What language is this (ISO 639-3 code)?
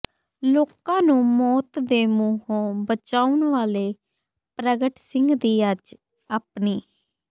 pan